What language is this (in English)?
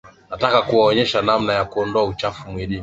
Swahili